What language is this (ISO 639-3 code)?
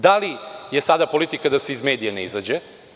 srp